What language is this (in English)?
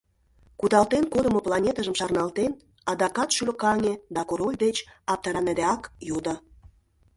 Mari